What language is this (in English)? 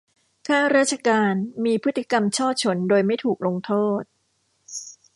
Thai